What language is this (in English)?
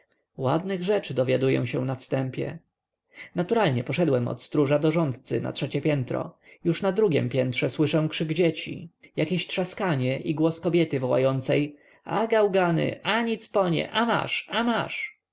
Polish